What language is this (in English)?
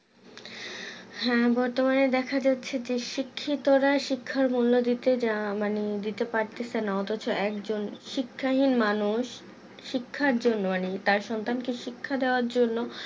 Bangla